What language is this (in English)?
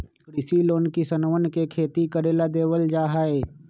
Magahi